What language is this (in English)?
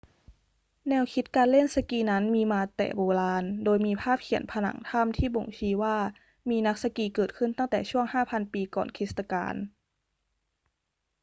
Thai